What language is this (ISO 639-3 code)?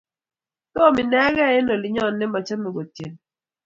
kln